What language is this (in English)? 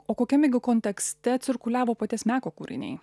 Lithuanian